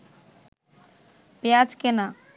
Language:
Bangla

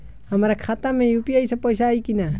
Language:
Bhojpuri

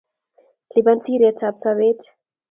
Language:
Kalenjin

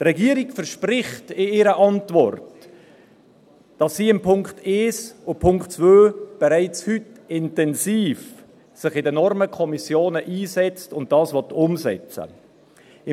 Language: Swiss German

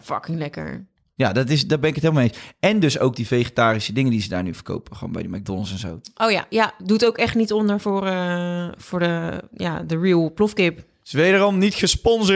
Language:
Dutch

